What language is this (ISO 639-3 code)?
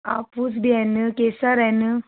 snd